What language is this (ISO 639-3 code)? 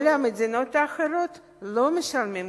heb